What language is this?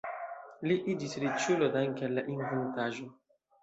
Esperanto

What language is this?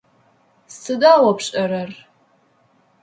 Adyghe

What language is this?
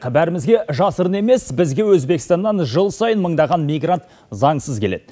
Kazakh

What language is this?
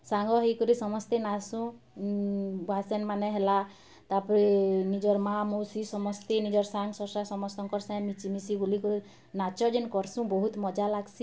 Odia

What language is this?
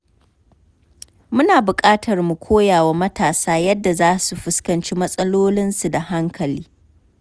Hausa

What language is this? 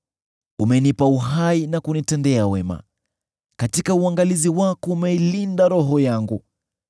Swahili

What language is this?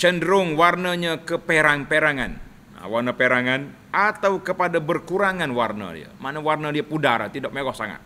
Malay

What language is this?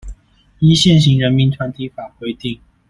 Chinese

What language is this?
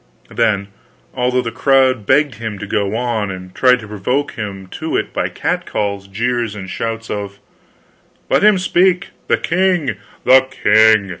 English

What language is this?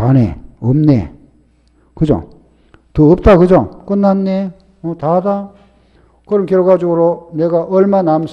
Korean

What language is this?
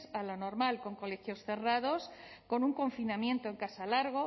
Spanish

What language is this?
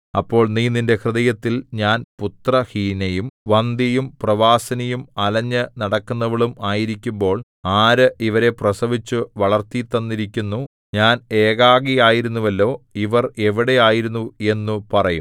Malayalam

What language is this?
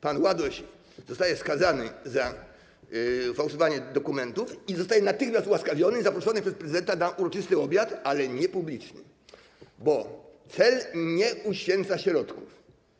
Polish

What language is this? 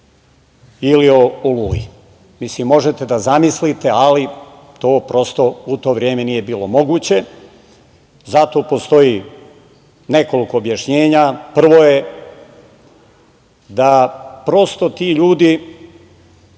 Serbian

